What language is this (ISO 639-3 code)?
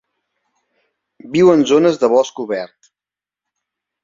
cat